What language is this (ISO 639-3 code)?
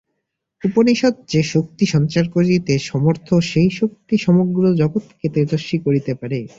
ben